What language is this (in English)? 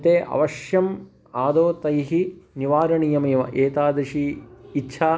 Sanskrit